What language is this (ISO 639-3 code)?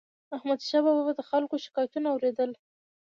pus